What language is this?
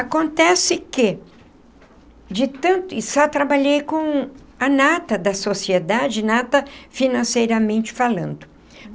Portuguese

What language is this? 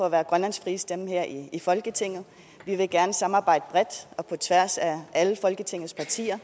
Danish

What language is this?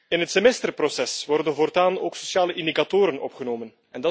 Dutch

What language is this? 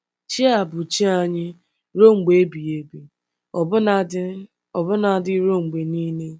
Igbo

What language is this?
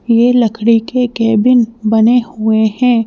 Hindi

